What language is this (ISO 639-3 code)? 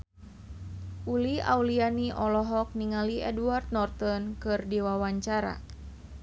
sun